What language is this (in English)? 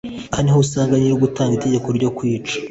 Kinyarwanda